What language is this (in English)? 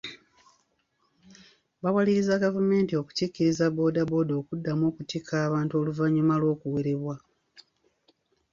Ganda